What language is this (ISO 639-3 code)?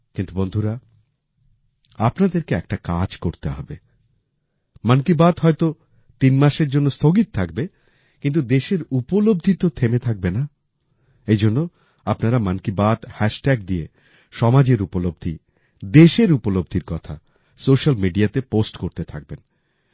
ben